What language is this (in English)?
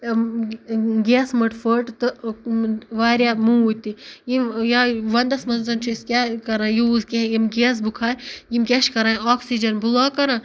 Kashmiri